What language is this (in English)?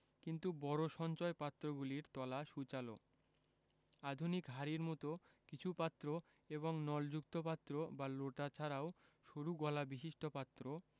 Bangla